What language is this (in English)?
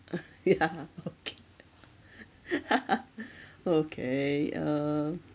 English